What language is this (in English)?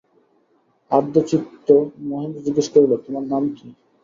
Bangla